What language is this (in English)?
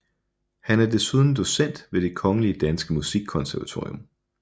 Danish